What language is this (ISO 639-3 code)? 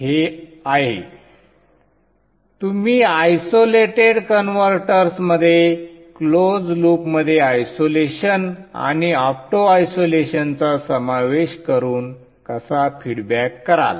mar